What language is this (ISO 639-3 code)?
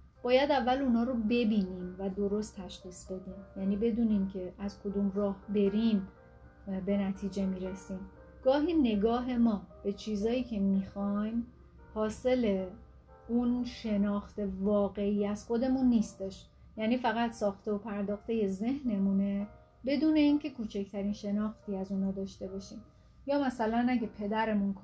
fas